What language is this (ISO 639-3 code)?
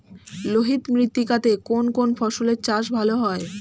ben